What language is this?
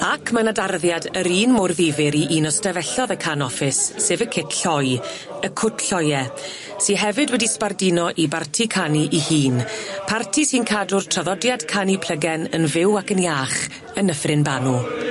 Welsh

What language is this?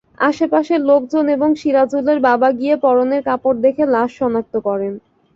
Bangla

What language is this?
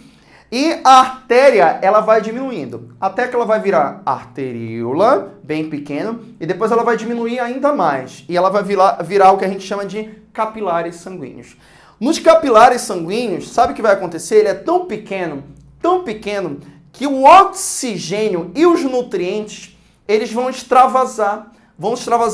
Portuguese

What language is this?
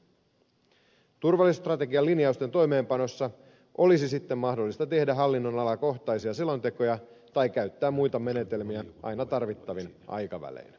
Finnish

